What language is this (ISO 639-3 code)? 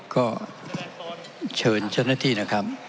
tha